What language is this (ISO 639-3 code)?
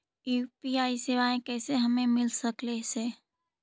mag